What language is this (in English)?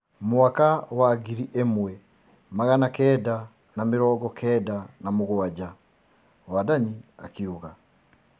Kikuyu